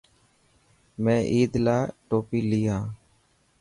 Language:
Dhatki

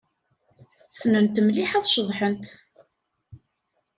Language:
Kabyle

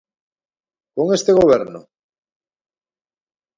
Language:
Galician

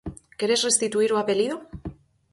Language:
Galician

